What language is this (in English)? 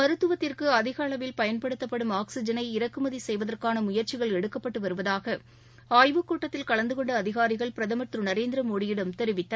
Tamil